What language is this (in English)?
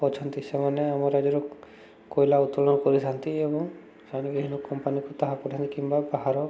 Odia